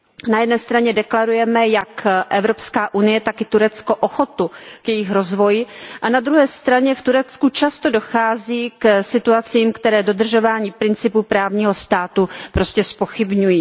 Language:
Czech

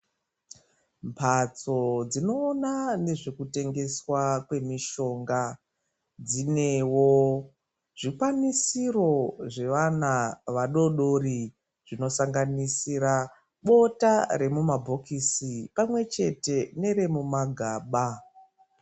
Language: Ndau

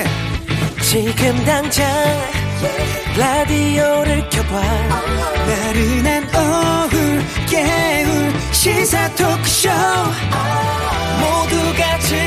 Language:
Korean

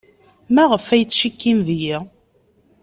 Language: Kabyle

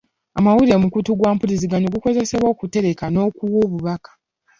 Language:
Ganda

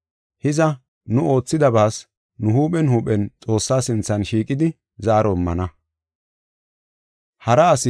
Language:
Gofa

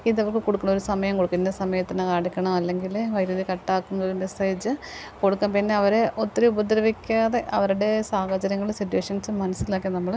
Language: Malayalam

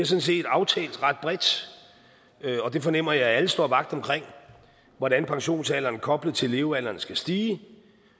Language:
Danish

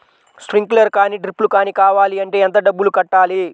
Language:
Telugu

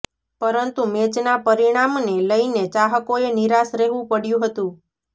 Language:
Gujarati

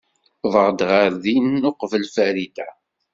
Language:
Kabyle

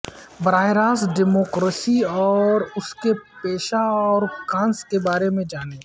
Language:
Urdu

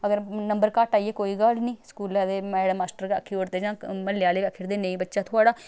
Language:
Dogri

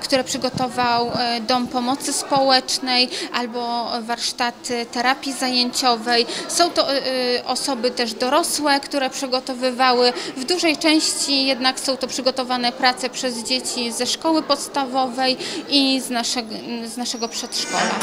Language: Polish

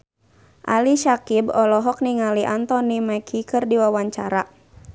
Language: Sundanese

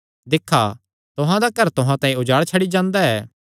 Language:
Kangri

